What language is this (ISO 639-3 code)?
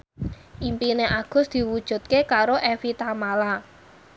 jav